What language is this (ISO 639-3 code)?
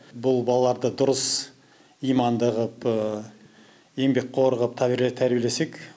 kaz